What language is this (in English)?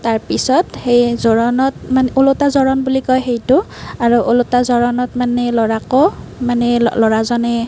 Assamese